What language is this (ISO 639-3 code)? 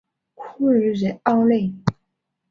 zho